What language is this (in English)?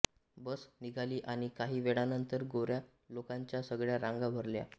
Marathi